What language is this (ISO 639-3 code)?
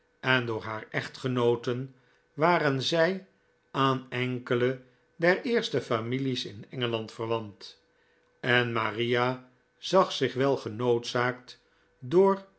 nld